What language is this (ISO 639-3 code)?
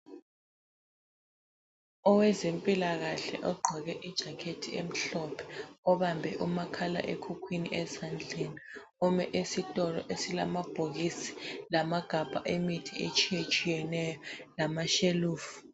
nde